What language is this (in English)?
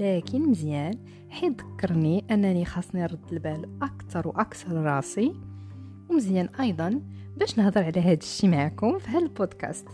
Arabic